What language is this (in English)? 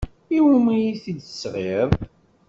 Kabyle